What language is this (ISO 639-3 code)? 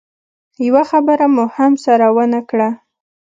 pus